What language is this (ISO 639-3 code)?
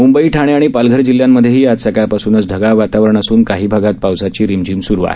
mar